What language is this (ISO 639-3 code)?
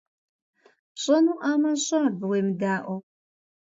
kbd